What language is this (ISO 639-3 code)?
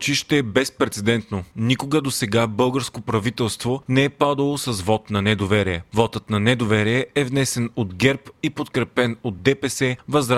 bul